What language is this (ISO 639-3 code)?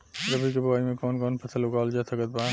bho